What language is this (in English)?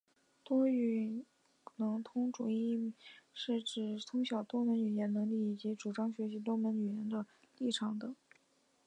Chinese